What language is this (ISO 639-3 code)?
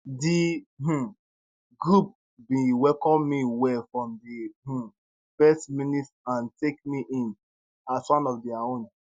pcm